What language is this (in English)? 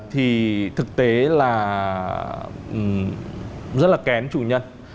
Vietnamese